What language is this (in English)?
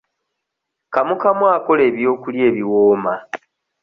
Ganda